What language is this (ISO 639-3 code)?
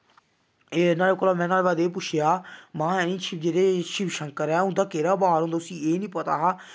doi